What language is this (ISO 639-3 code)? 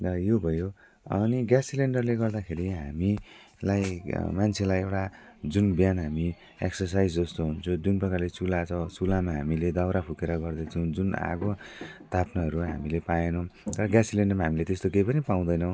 nep